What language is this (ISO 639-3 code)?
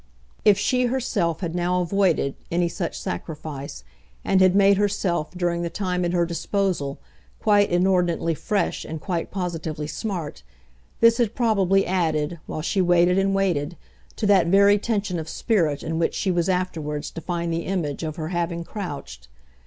eng